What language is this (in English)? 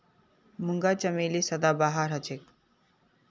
Magahi